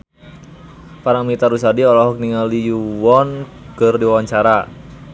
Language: Sundanese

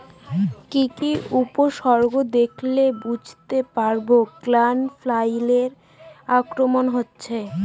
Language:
Bangla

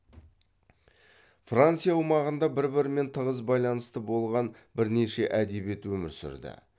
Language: Kazakh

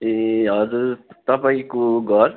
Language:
Nepali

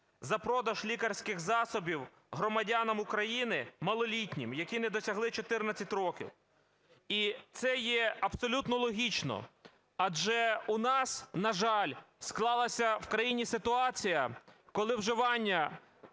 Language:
Ukrainian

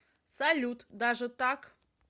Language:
Russian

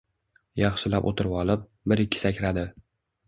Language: Uzbek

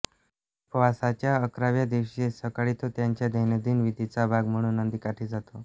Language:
Marathi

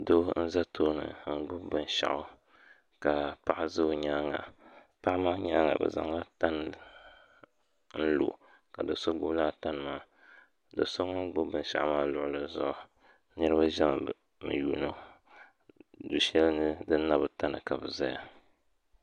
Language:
Dagbani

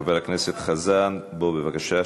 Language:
Hebrew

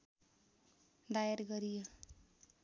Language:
Nepali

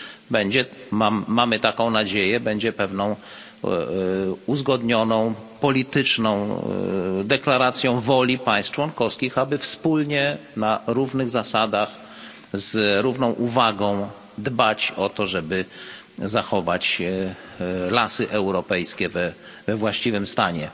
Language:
Polish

